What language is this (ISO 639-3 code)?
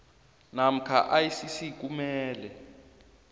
nbl